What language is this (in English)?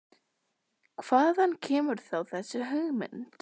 Icelandic